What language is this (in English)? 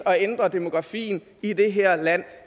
Danish